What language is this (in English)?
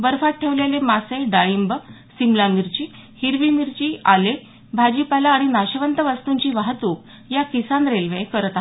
Marathi